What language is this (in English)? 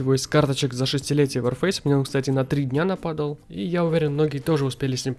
Russian